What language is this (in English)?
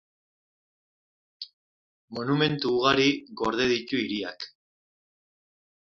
Basque